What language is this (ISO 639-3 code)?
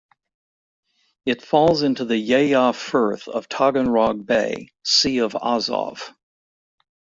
eng